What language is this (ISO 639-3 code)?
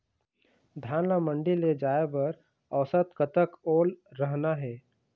hne